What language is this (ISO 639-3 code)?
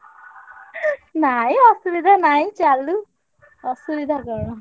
ori